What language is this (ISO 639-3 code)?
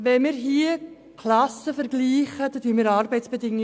gsw